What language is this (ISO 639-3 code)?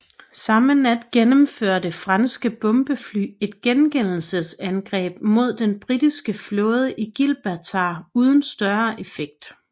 dan